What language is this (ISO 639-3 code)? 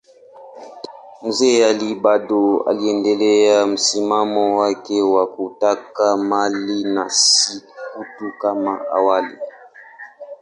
swa